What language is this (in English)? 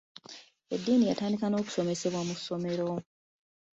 Ganda